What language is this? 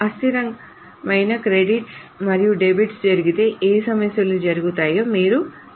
Telugu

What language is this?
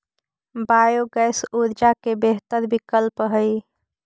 Magahi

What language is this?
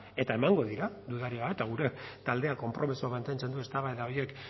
Basque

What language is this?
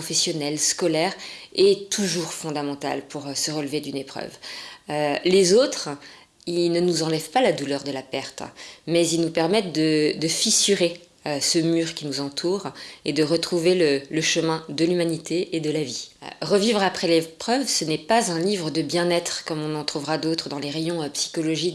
French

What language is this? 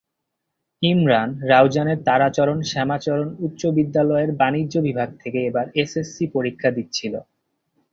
Bangla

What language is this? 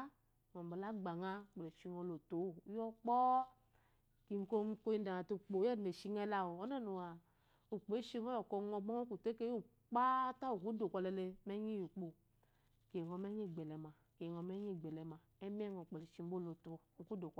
Eloyi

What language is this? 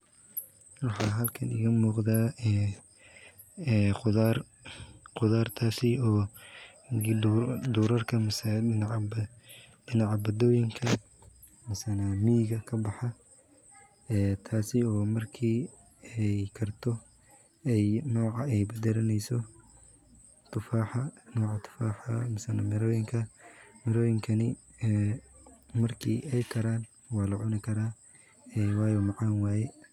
Somali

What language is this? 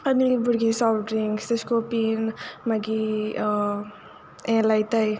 Konkani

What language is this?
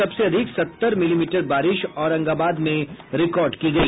Hindi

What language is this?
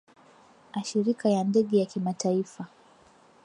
Swahili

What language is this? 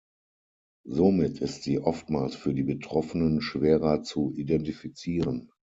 German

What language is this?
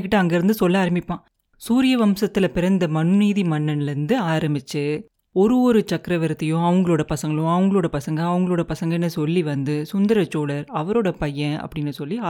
Tamil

